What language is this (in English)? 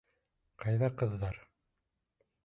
Bashkir